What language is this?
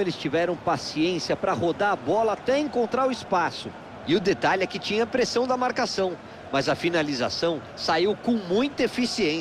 Portuguese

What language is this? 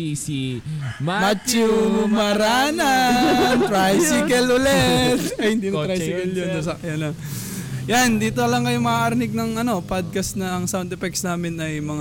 Filipino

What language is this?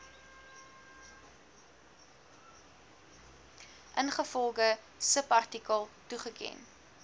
Afrikaans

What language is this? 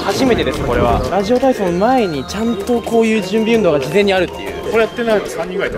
Japanese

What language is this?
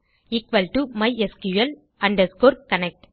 Tamil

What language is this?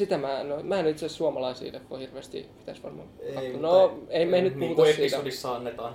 Finnish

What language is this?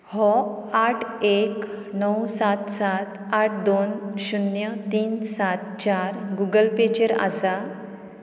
Konkani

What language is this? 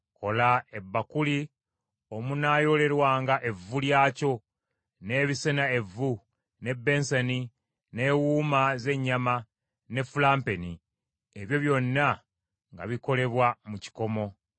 Ganda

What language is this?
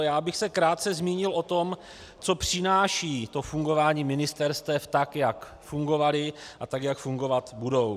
Czech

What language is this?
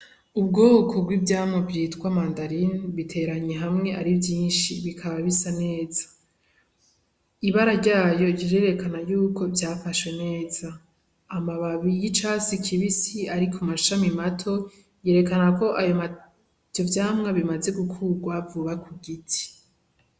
Rundi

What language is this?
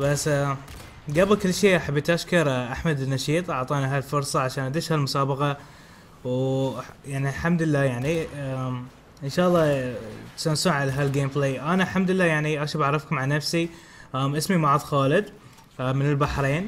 Arabic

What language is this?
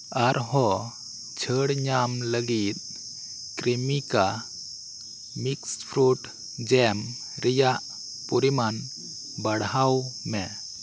Santali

